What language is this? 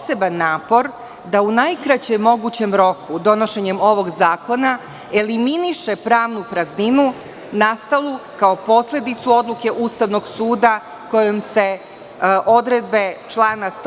Serbian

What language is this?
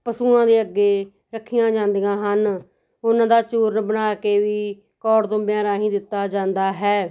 Punjabi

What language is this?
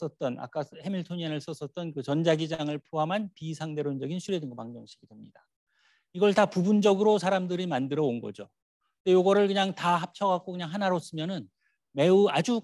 Korean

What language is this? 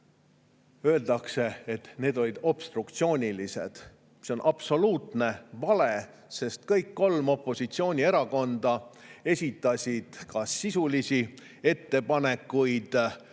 Estonian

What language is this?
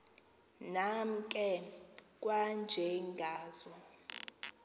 Xhosa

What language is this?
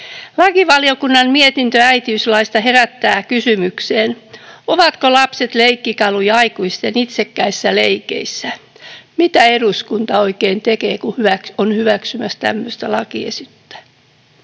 Finnish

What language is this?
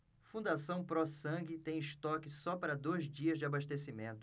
Portuguese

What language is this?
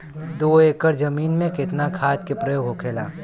Bhojpuri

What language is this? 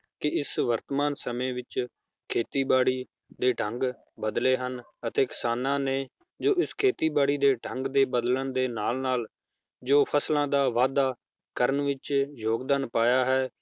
Punjabi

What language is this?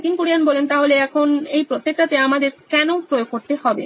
Bangla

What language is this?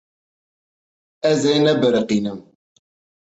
Kurdish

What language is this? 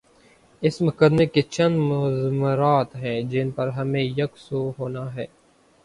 Urdu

